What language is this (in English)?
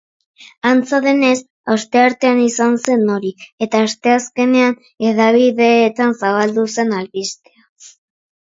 Basque